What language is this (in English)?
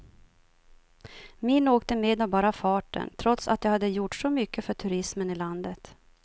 Swedish